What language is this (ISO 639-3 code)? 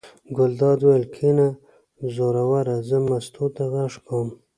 pus